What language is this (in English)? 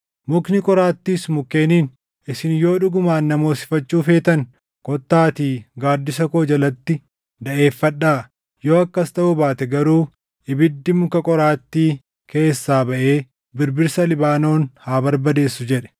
Oromo